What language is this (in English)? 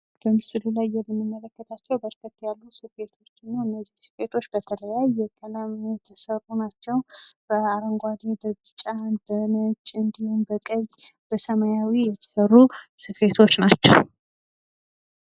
Amharic